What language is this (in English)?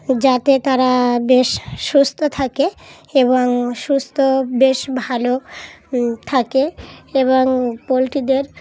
Bangla